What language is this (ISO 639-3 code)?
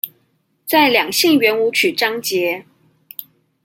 zho